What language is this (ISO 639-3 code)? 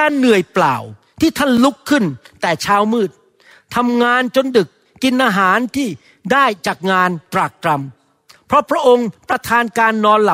tha